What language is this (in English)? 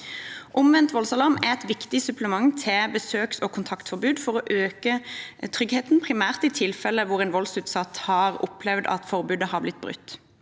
Norwegian